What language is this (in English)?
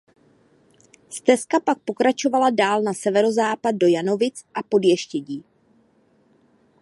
Czech